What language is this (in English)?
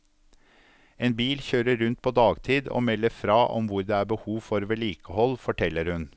Norwegian